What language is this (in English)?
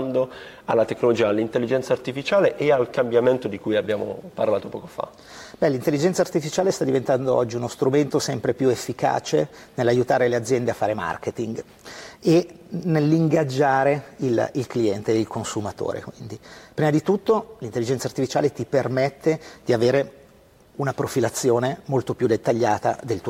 Italian